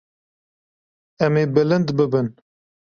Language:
Kurdish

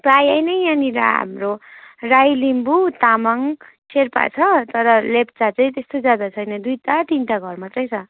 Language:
Nepali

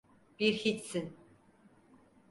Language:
Turkish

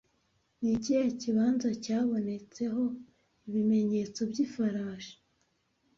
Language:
Kinyarwanda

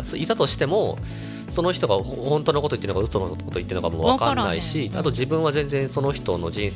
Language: Japanese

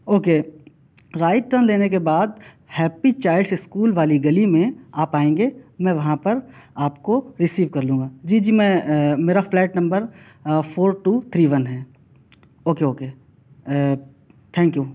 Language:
Urdu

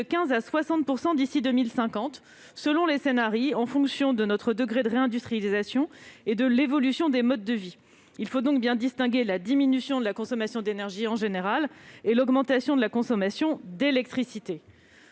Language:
French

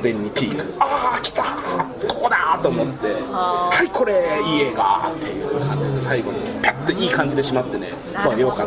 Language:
Japanese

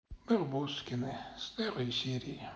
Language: Russian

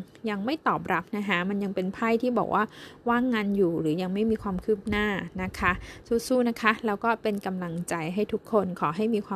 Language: Thai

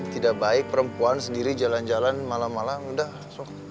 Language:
Indonesian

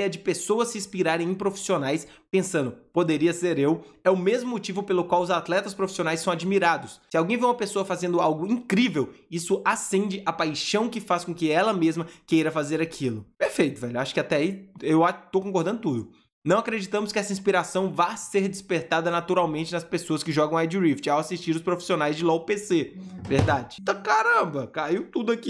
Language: Portuguese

